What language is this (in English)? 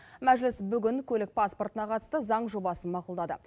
Kazakh